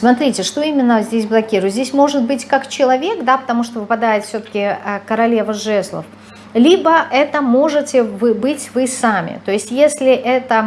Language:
Russian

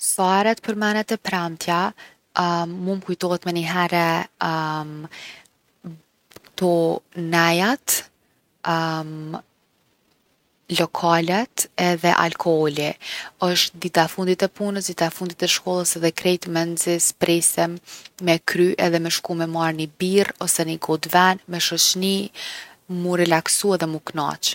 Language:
Gheg Albanian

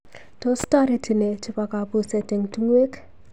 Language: Kalenjin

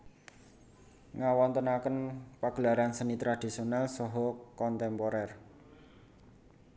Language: Javanese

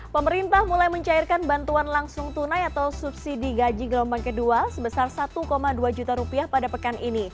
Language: Indonesian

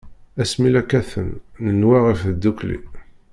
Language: Kabyle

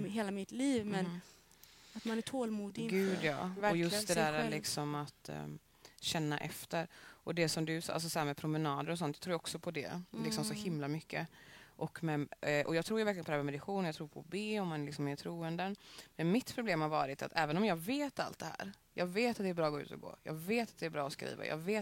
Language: Swedish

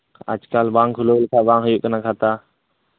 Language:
Santali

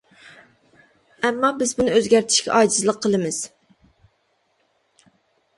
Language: Uyghur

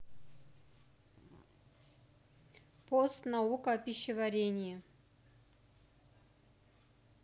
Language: Russian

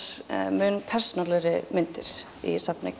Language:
Icelandic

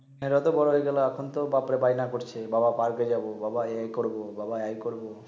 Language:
Bangla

